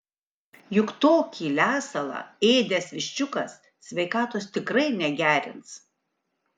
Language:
Lithuanian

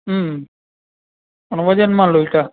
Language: Gujarati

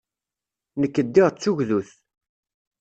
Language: Kabyle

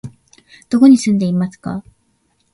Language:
Japanese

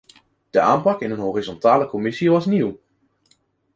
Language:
Dutch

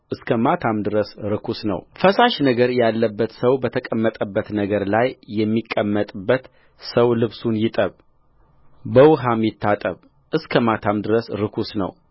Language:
Amharic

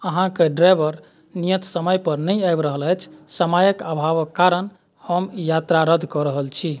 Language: Maithili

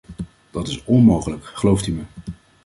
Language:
Dutch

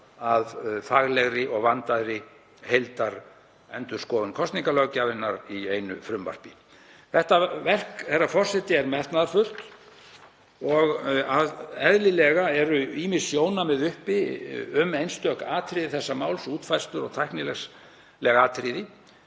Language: Icelandic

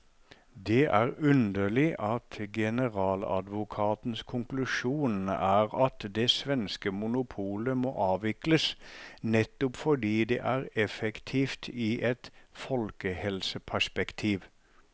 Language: Norwegian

